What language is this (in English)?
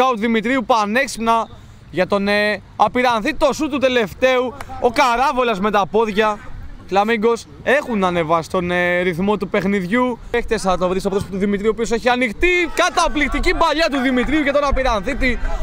Greek